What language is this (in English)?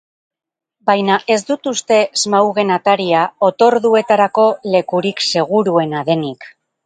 Basque